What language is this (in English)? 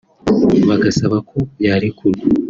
Kinyarwanda